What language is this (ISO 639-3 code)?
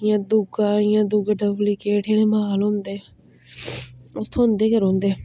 doi